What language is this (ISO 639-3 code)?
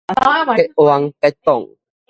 nan